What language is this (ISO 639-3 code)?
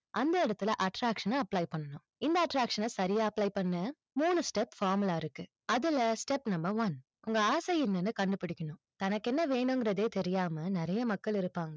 tam